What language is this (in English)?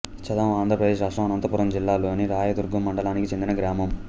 Telugu